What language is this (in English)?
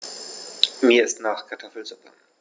German